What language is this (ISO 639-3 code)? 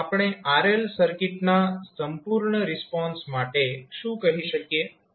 guj